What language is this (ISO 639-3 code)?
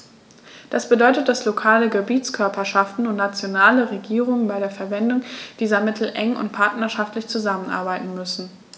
deu